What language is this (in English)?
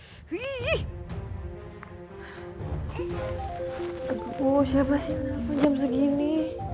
Indonesian